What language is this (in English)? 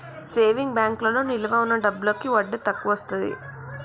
Telugu